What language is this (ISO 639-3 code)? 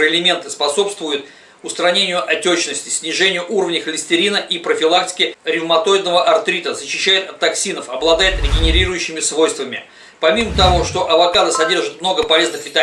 rus